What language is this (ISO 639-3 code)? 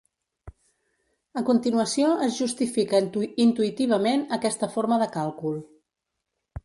cat